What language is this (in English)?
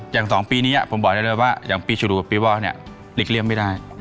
Thai